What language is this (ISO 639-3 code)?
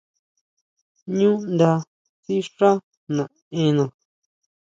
mau